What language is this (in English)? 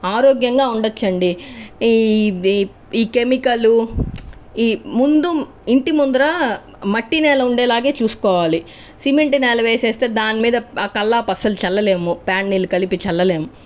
Telugu